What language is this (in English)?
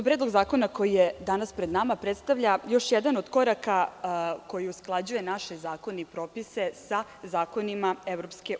Serbian